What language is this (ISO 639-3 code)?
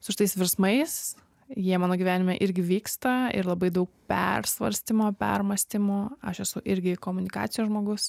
lit